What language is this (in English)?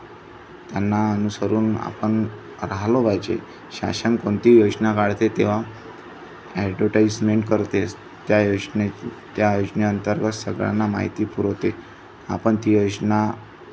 Marathi